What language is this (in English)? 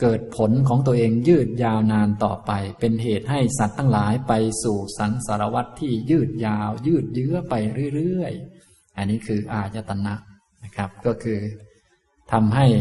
Thai